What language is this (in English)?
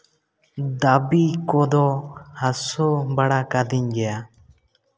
Santali